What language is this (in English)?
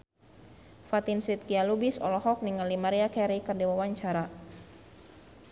Sundanese